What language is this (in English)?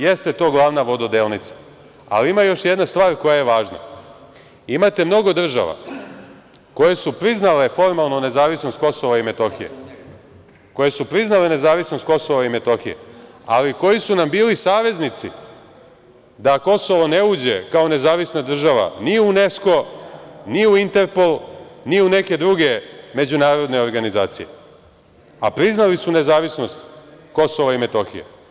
Serbian